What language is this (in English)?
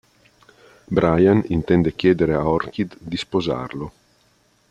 Italian